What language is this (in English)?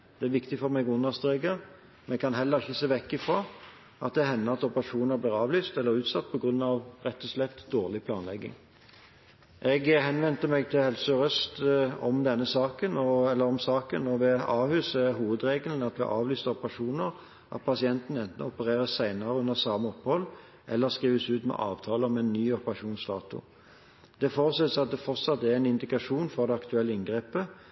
Norwegian Bokmål